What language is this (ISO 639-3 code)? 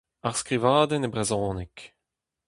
bre